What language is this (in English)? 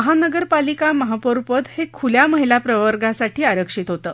Marathi